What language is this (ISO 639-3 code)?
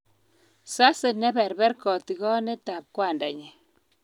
kln